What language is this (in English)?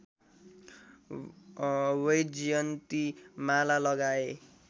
Nepali